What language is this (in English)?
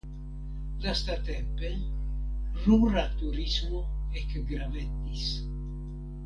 Esperanto